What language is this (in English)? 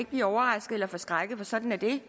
Danish